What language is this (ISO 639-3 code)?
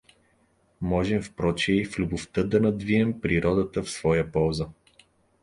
bul